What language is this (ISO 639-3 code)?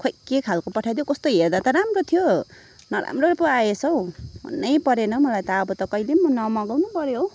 nep